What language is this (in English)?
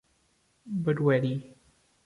Portuguese